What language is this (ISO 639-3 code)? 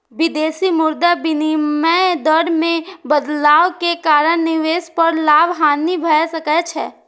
mai